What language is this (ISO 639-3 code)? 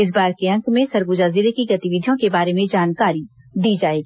hin